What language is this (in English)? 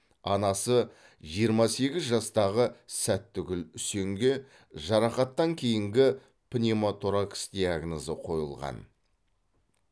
Kazakh